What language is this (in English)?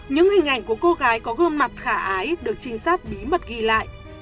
Vietnamese